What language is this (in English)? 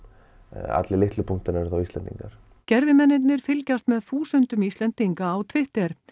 Icelandic